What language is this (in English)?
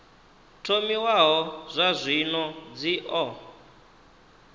Venda